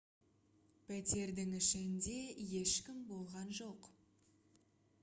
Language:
Kazakh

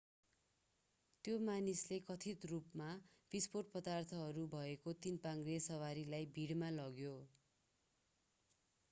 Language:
Nepali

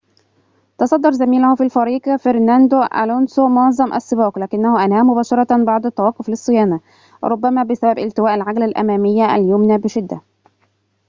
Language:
Arabic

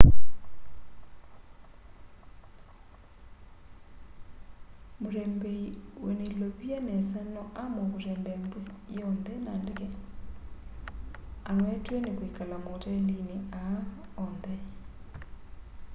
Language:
Kamba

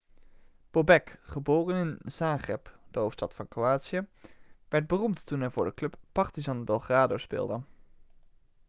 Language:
Dutch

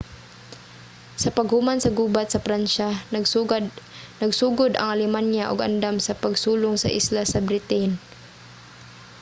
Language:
Cebuano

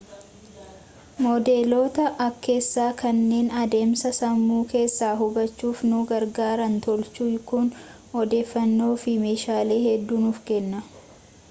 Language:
Oromo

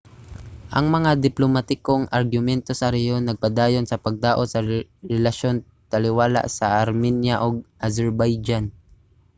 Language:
Cebuano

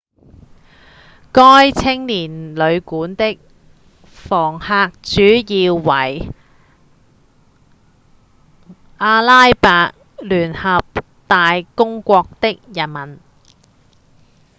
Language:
Cantonese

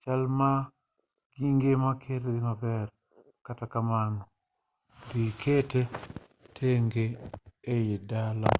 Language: Luo (Kenya and Tanzania)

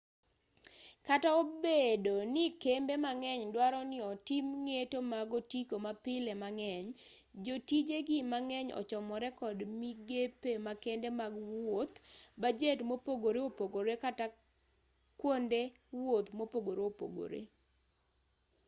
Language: Luo (Kenya and Tanzania)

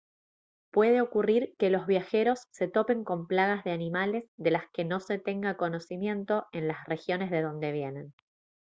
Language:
Spanish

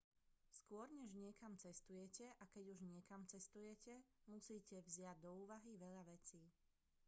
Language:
Slovak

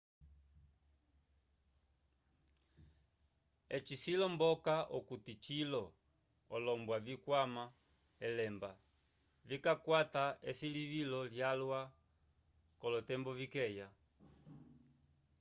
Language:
Umbundu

